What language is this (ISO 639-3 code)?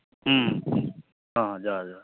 sat